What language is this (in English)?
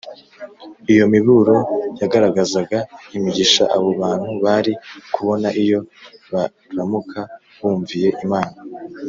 Kinyarwanda